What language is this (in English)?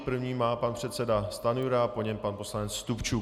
Czech